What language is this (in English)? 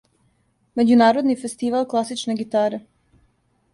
Serbian